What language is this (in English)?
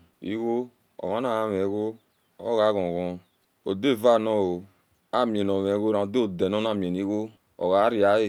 Esan